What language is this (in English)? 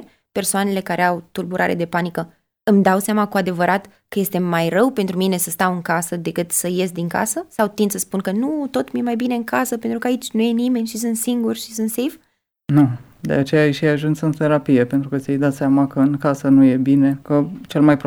Romanian